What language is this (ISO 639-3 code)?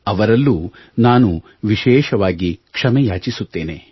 kan